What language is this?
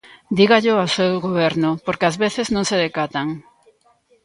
Galician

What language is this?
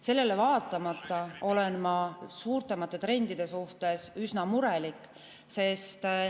Estonian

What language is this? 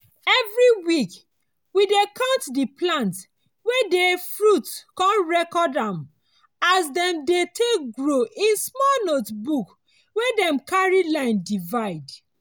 Nigerian Pidgin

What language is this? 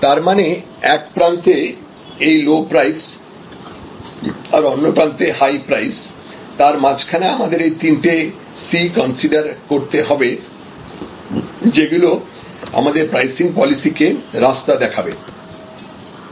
Bangla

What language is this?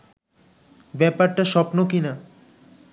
Bangla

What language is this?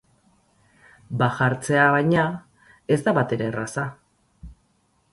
Basque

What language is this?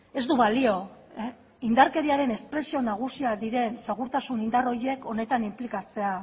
Basque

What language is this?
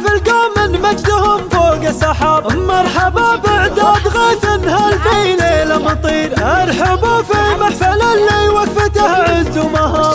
Arabic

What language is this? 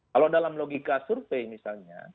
Indonesian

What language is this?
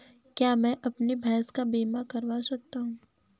Hindi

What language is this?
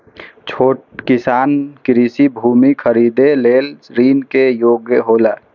Maithili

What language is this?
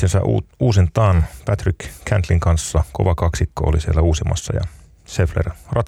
Finnish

